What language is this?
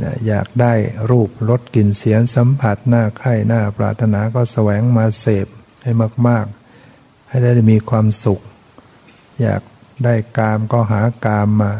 Thai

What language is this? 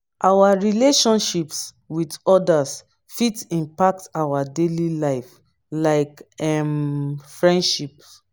Nigerian Pidgin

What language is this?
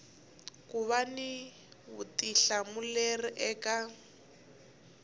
Tsonga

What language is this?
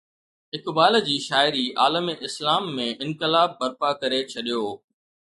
Sindhi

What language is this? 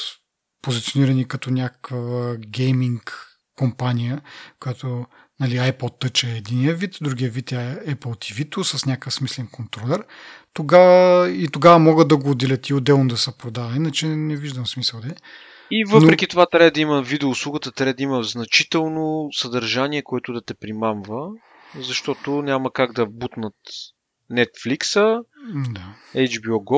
Bulgarian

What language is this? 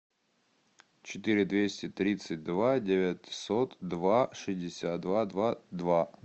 Russian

